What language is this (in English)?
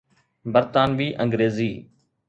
Sindhi